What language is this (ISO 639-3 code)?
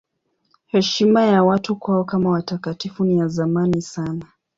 swa